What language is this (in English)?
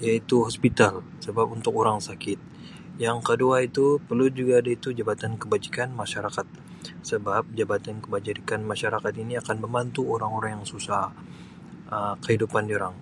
Sabah Malay